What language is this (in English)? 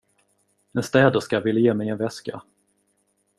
Swedish